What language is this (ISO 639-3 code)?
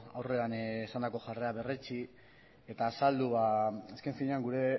eus